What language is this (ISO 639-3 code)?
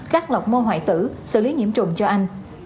vie